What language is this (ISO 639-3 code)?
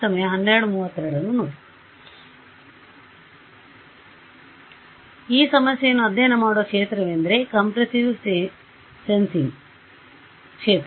kan